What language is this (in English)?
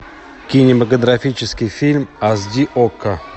Russian